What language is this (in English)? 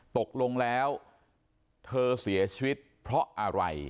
Thai